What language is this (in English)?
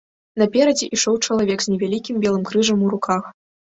Belarusian